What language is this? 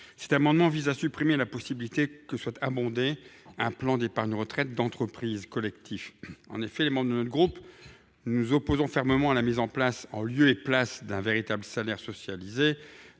French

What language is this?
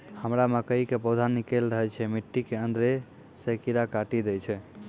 Maithili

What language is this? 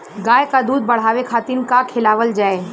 Bhojpuri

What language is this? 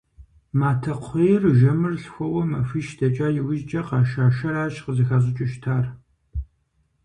Kabardian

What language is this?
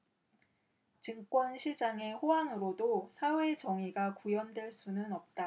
Korean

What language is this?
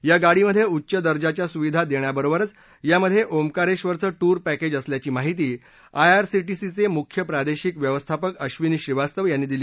Marathi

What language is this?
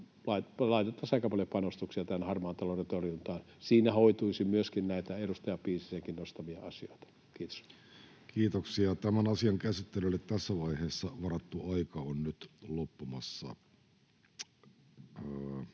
Finnish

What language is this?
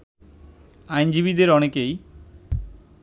Bangla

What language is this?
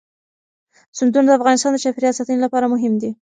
Pashto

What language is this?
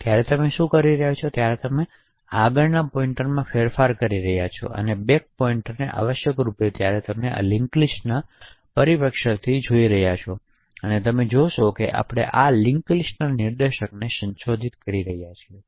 Gujarati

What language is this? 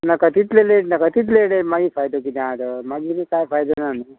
Konkani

